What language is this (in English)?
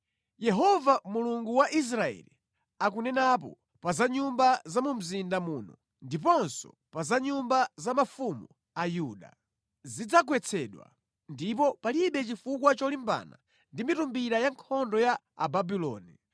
Nyanja